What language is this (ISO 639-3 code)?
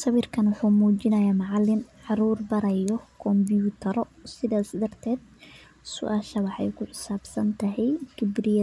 som